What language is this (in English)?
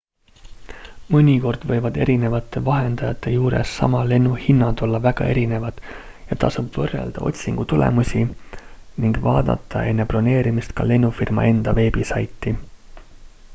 Estonian